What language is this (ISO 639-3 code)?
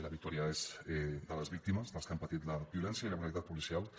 cat